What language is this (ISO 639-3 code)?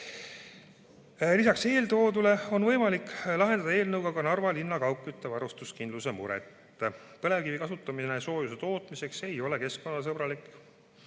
est